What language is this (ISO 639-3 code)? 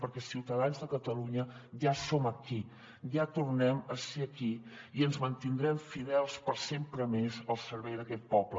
cat